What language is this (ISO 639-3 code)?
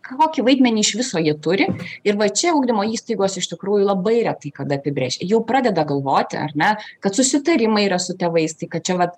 lit